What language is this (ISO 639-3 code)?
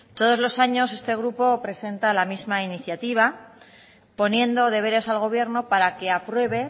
spa